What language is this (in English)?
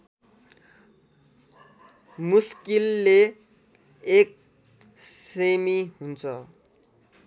Nepali